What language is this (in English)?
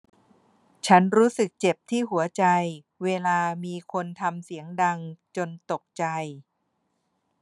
Thai